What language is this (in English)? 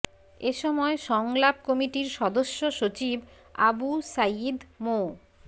Bangla